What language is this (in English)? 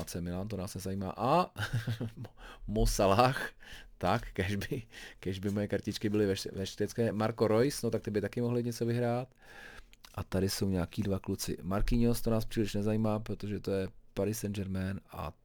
Czech